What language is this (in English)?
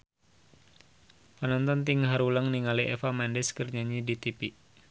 Sundanese